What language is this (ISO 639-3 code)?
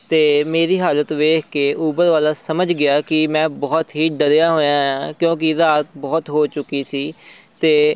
pan